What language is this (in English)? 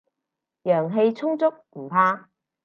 Cantonese